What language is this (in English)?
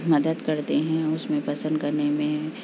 Urdu